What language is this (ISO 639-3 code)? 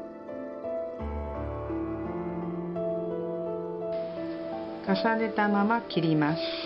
jpn